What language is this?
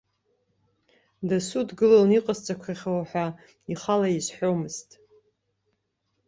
Abkhazian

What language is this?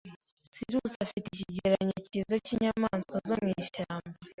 Kinyarwanda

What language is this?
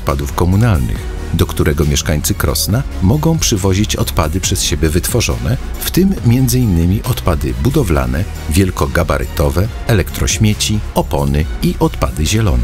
Polish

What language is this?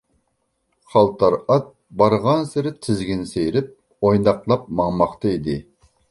Uyghur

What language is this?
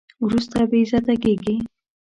Pashto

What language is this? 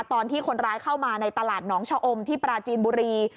Thai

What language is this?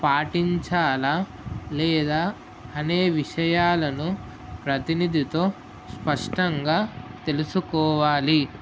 Telugu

